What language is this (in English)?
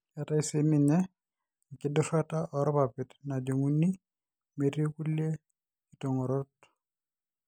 Masai